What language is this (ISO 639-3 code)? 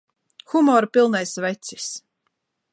lav